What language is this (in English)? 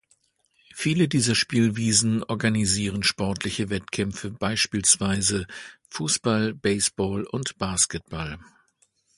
German